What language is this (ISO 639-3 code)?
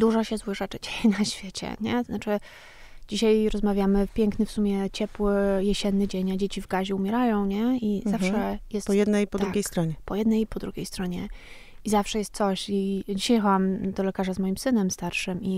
pol